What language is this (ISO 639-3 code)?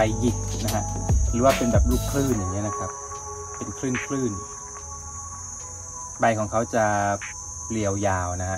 tha